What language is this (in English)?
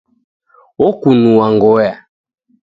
Taita